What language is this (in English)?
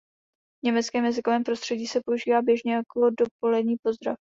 Czech